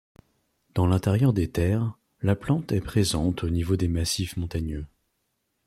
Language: French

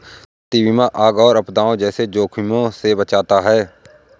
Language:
Hindi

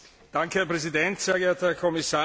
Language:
German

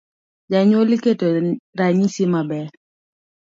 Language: Luo (Kenya and Tanzania)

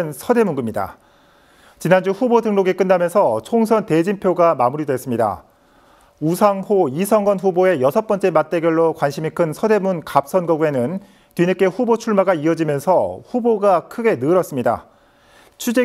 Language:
Korean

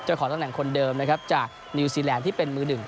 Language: Thai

